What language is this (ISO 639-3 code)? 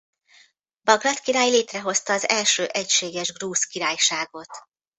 hun